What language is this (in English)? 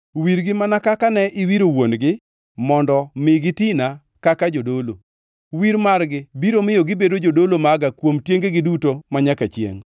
Luo (Kenya and Tanzania)